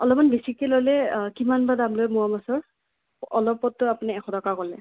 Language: Assamese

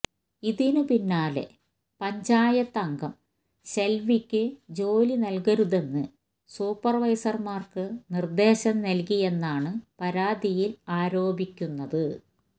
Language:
Malayalam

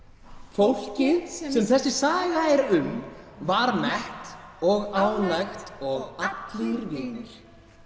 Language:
Icelandic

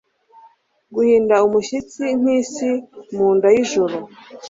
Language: Kinyarwanda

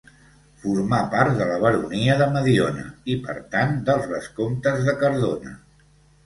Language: Catalan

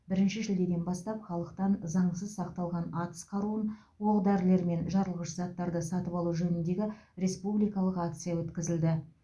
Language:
Kazakh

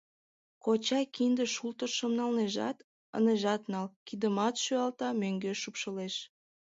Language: Mari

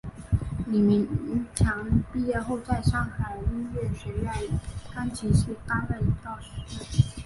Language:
Chinese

